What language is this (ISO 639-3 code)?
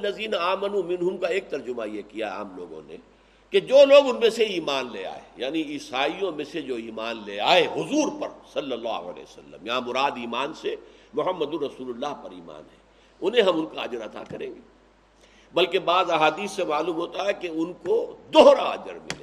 urd